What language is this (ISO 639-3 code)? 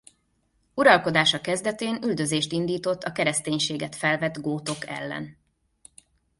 hun